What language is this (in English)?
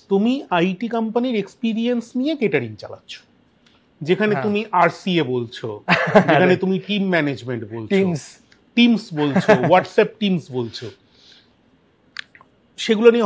Bangla